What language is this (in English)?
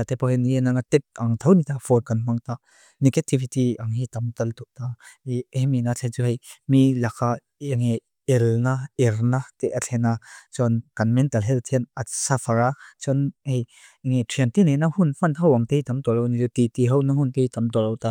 Mizo